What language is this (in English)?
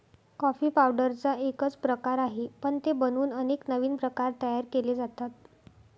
Marathi